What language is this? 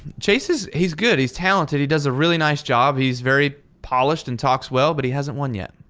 English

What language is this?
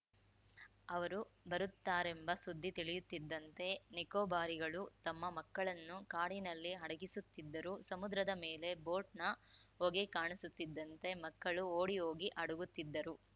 Kannada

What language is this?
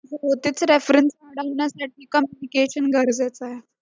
Marathi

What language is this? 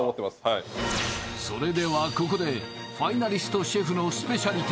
Japanese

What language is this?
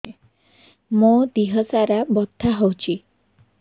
Odia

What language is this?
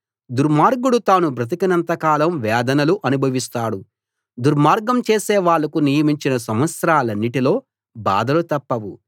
Telugu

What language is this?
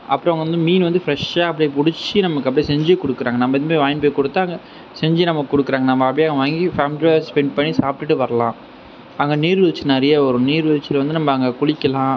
Tamil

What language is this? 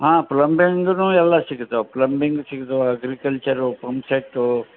Kannada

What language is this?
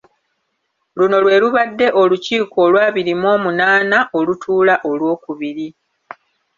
Ganda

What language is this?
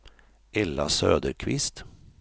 Swedish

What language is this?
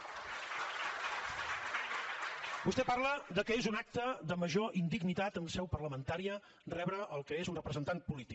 Catalan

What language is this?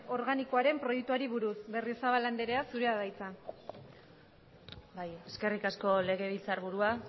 Basque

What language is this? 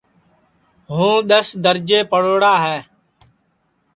Sansi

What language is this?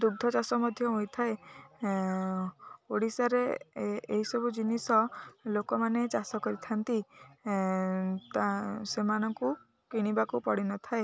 Odia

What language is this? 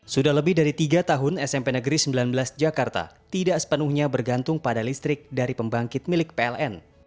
Indonesian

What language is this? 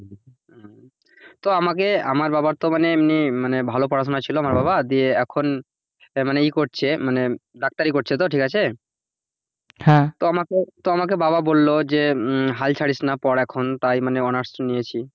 Bangla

